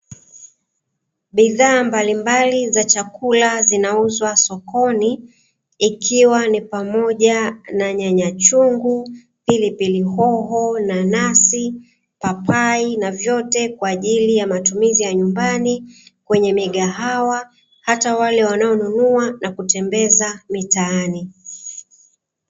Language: Swahili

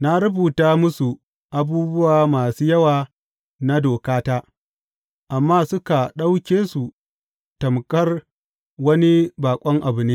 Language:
Hausa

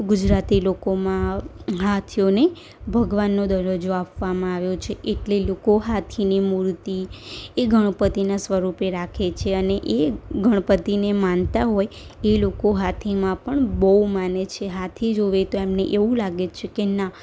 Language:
Gujarati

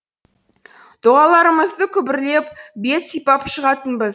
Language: Kazakh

